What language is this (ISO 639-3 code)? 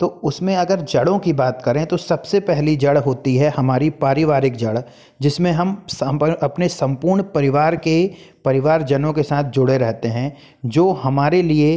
hin